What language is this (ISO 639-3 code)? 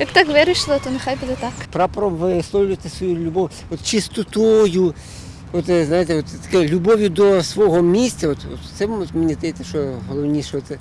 ukr